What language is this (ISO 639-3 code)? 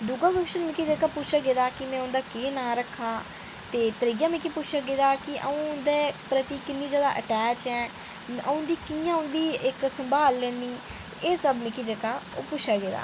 doi